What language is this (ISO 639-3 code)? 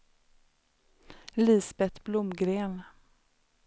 swe